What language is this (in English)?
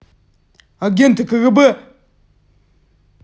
Russian